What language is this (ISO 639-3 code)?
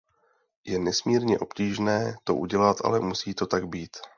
ces